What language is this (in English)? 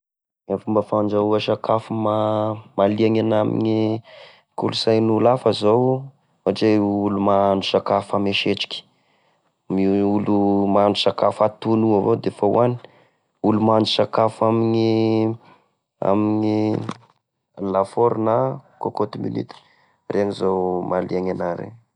Tesaka Malagasy